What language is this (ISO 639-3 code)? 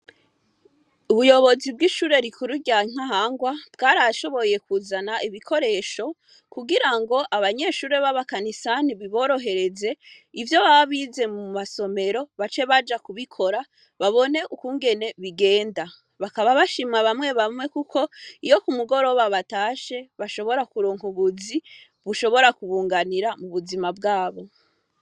run